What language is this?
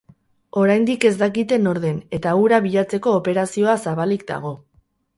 Basque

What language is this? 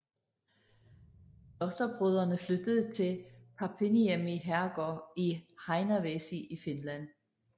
Danish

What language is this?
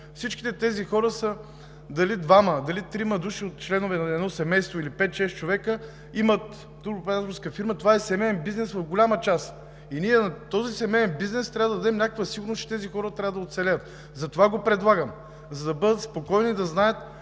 Bulgarian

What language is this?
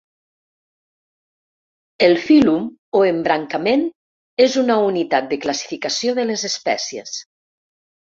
Catalan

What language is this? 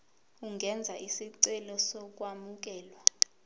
Zulu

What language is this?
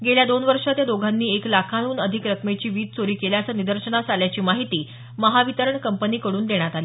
Marathi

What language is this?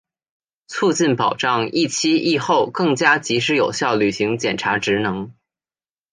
Chinese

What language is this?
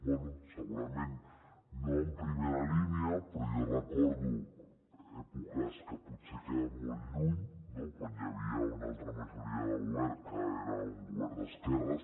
Catalan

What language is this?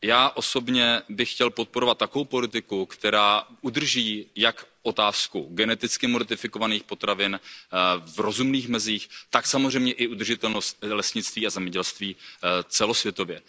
Czech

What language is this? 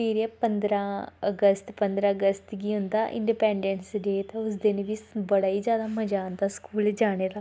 Dogri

